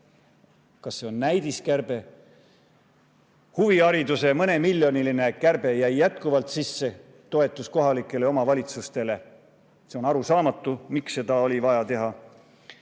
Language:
Estonian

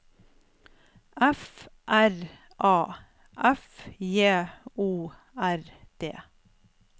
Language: Norwegian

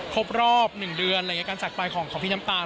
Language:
Thai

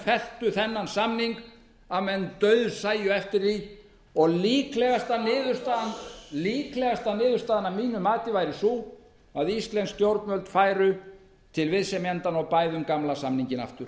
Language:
Icelandic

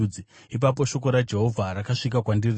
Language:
Shona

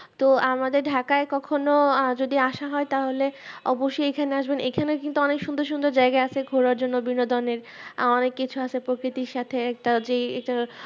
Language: Bangla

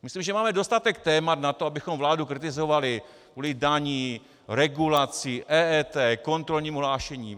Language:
Czech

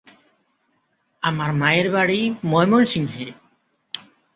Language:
Bangla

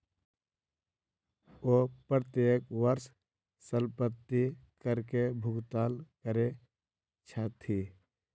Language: Maithili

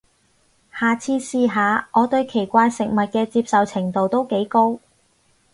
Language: Cantonese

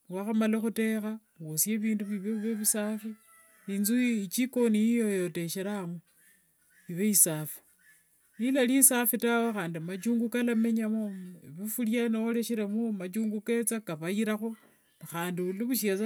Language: Wanga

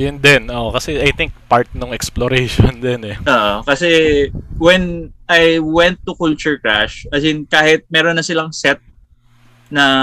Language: Filipino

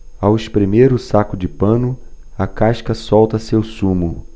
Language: Portuguese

